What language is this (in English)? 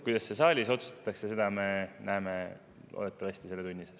Estonian